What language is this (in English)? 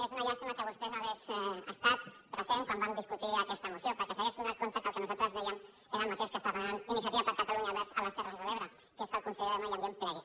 Catalan